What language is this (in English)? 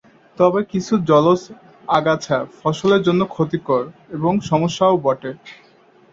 Bangla